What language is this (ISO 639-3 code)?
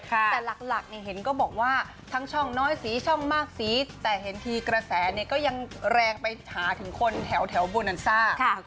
tha